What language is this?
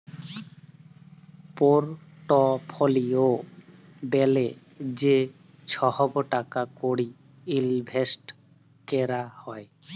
Bangla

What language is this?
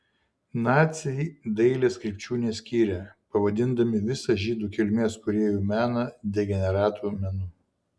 Lithuanian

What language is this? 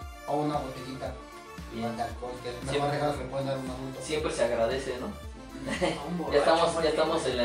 Spanish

